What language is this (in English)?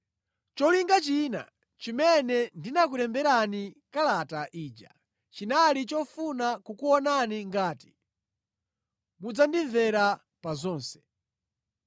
Nyanja